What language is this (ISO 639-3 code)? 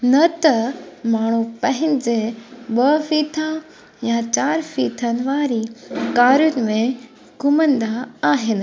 snd